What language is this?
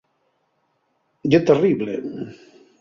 Asturian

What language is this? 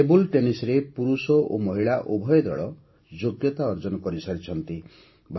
Odia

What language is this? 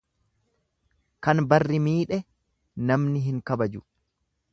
Oromo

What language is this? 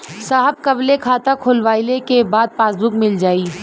Bhojpuri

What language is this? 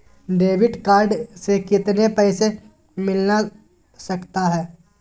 Magahi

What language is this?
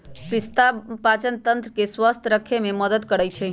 Magahi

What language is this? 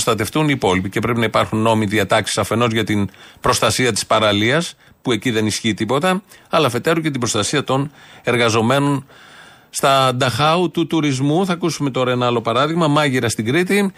Greek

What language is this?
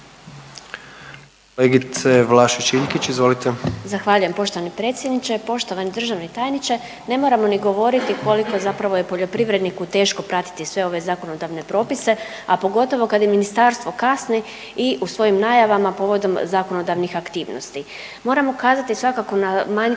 Croatian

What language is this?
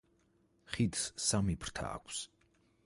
Georgian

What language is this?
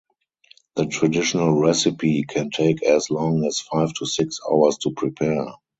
English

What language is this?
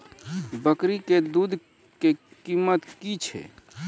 Maithili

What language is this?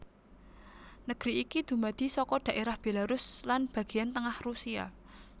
Javanese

